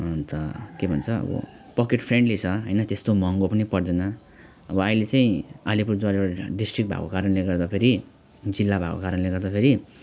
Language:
Nepali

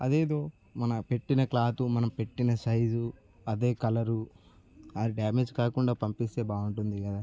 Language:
Telugu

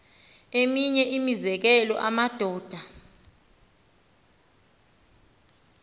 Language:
Xhosa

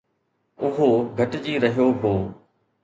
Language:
Sindhi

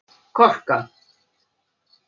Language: Icelandic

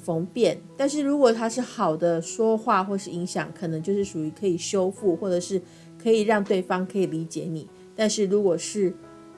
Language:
Chinese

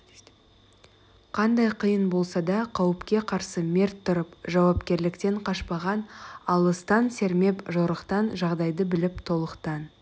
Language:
Kazakh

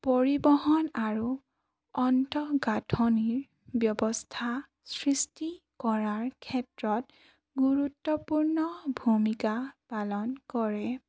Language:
Assamese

